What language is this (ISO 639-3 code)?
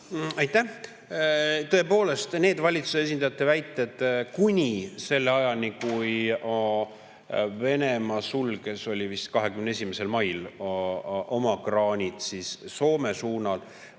est